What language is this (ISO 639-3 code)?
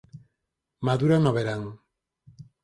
glg